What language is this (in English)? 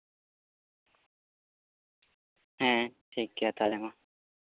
Santali